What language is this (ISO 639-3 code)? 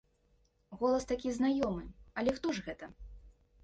bel